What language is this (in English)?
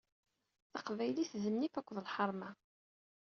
Kabyle